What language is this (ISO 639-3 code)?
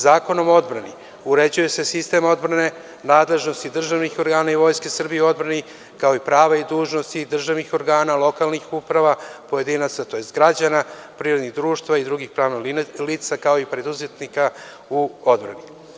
srp